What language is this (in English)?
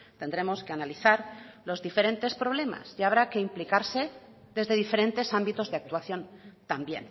Spanish